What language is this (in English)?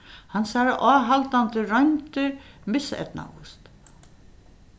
Faroese